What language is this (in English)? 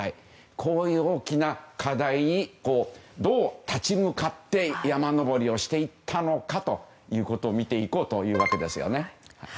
Japanese